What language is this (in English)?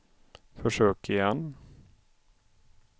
Swedish